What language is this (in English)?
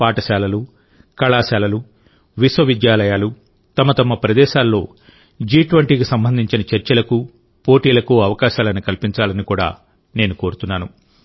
Telugu